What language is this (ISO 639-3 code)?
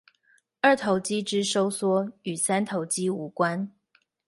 zho